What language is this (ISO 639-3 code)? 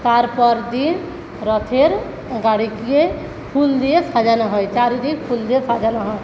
ben